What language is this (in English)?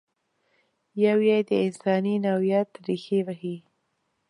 Pashto